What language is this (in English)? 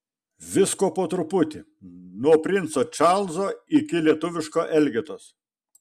Lithuanian